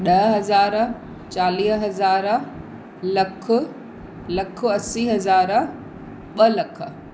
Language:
Sindhi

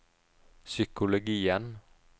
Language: Norwegian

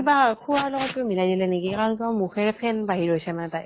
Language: Assamese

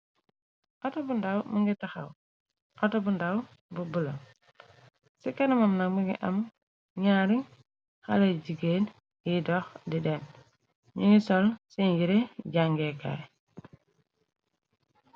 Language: Wolof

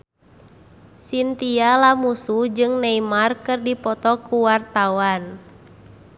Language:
Sundanese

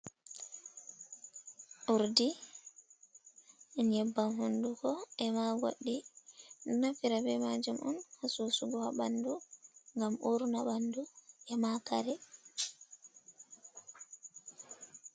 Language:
Fula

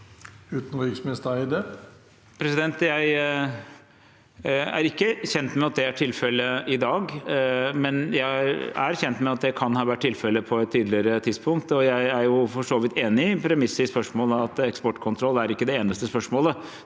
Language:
Norwegian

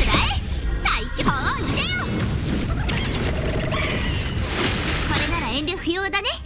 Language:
Japanese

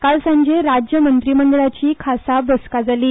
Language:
Konkani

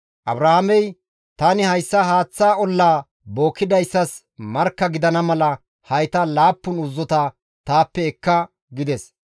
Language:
Gamo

